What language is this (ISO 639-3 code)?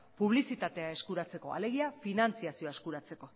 eus